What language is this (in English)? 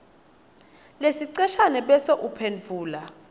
Swati